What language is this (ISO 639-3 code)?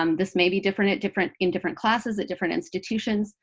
eng